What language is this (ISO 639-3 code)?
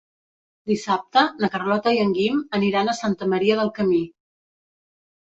cat